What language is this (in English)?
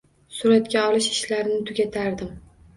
Uzbek